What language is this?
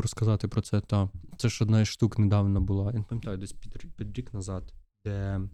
Ukrainian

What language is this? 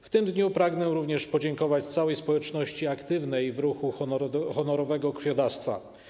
Polish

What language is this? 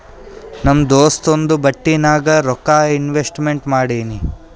Kannada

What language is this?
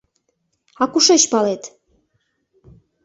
Mari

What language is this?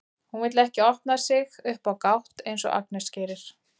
Icelandic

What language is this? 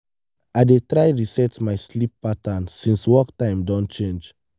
Nigerian Pidgin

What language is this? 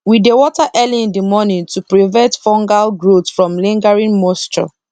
Nigerian Pidgin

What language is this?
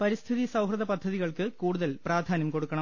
Malayalam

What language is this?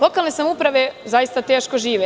Serbian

